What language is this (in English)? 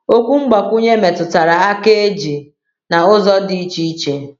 Igbo